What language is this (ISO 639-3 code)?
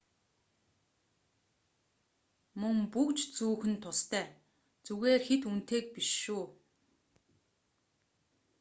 mon